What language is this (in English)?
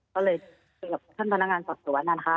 Thai